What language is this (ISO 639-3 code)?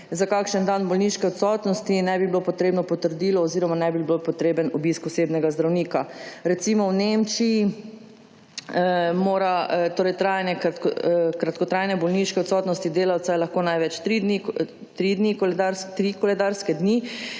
slv